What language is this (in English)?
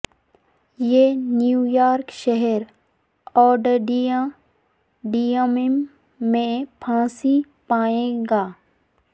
Urdu